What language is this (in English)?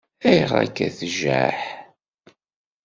Kabyle